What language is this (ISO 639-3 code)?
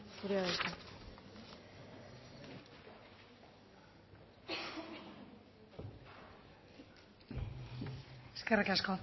eus